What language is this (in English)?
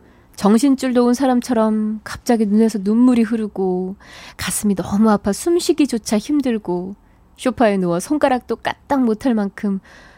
Korean